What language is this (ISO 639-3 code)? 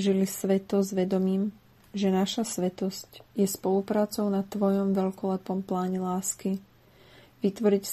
slk